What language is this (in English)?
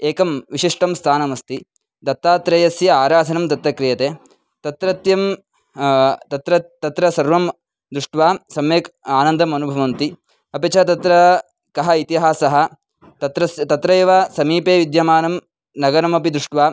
Sanskrit